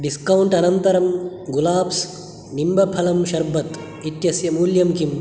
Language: Sanskrit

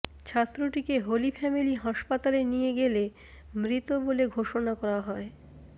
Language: Bangla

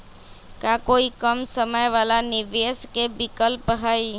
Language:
Magahi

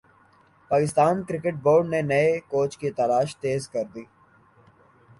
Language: Urdu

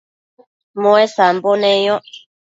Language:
Matsés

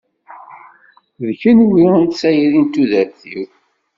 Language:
Kabyle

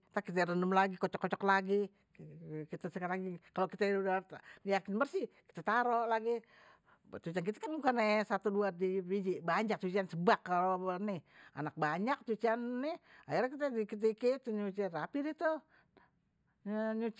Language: Betawi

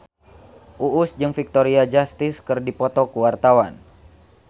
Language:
Sundanese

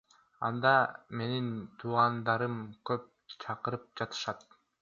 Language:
Kyrgyz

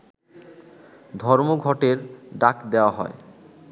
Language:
Bangla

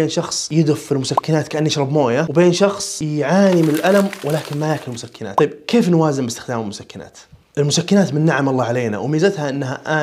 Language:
Arabic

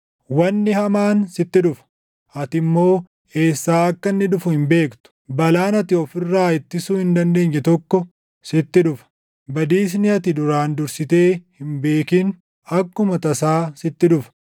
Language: Oromo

